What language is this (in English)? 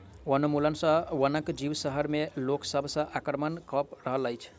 Maithili